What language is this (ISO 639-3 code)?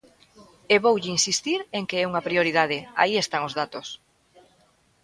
glg